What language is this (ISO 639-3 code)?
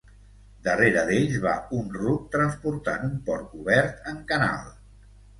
cat